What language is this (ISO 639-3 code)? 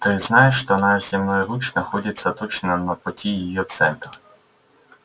rus